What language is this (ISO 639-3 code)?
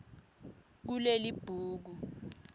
ssw